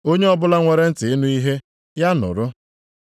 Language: Igbo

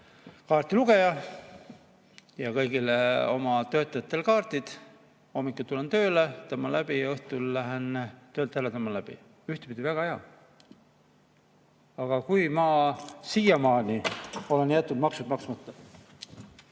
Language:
Estonian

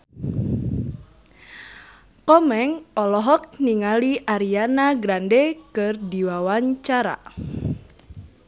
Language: Sundanese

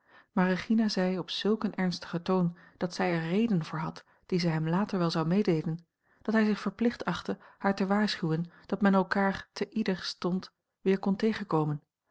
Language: Dutch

